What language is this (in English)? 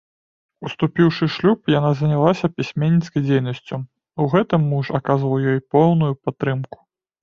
Belarusian